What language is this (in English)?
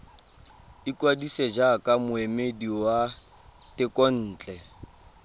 Tswana